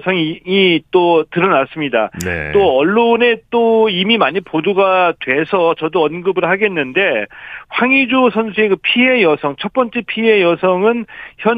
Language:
Korean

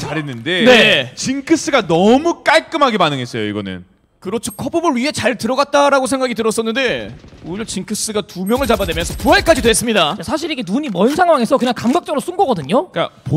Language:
Korean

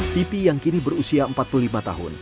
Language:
Indonesian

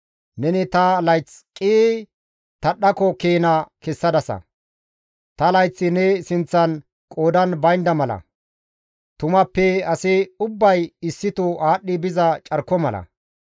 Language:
Gamo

